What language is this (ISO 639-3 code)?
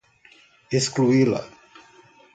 por